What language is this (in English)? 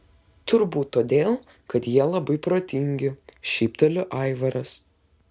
Lithuanian